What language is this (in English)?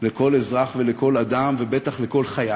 Hebrew